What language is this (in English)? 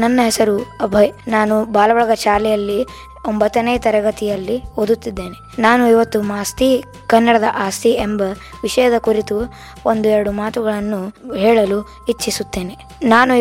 Kannada